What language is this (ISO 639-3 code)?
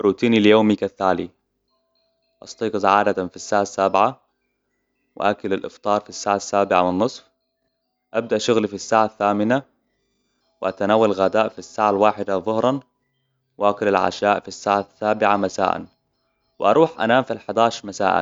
acw